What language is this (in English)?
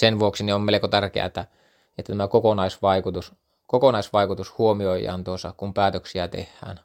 Finnish